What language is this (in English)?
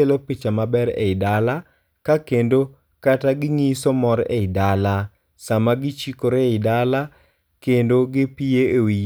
Luo (Kenya and Tanzania)